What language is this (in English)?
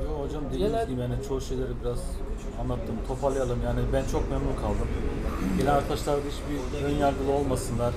Turkish